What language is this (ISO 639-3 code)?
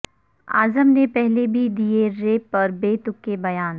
urd